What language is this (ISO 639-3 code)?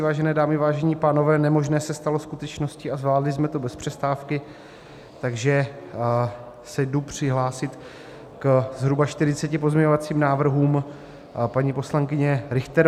ces